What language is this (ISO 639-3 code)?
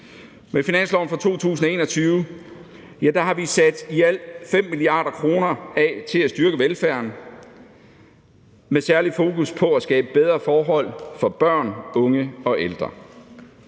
dan